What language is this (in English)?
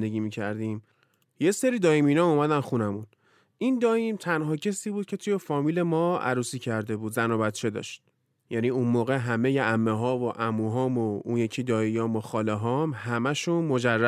Persian